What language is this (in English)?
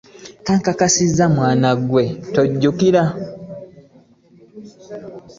Ganda